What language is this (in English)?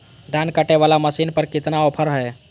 Magahi